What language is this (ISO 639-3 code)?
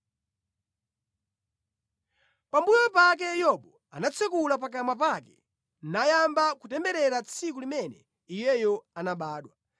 nya